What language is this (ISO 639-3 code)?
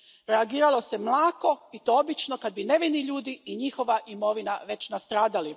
hrv